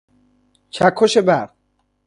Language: Persian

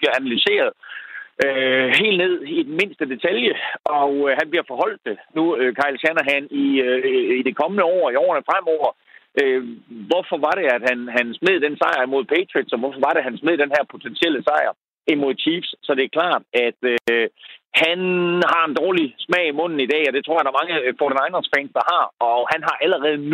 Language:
Danish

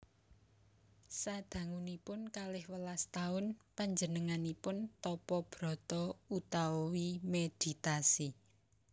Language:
Javanese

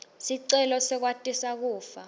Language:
Swati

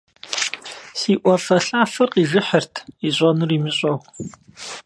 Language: Kabardian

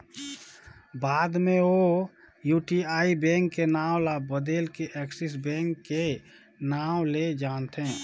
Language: Chhattisgarhi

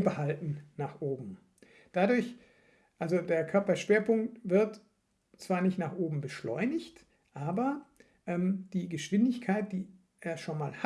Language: German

